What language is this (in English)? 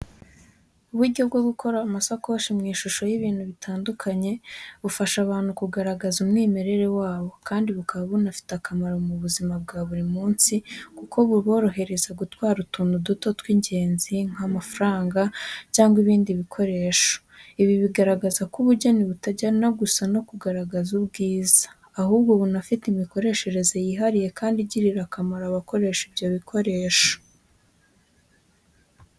Kinyarwanda